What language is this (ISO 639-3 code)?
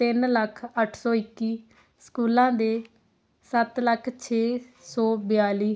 pan